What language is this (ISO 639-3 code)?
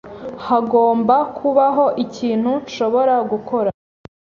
kin